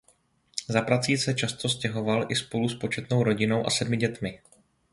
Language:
Czech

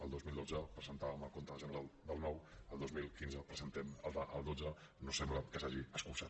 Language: Catalan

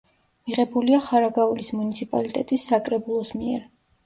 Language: Georgian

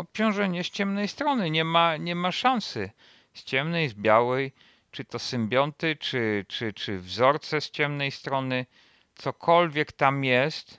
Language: Polish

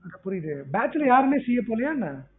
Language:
Tamil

